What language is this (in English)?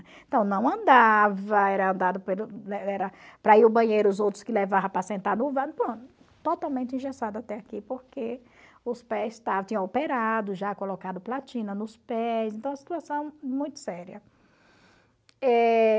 Portuguese